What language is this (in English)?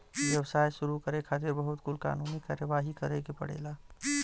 Bhojpuri